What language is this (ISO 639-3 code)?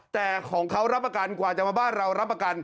tha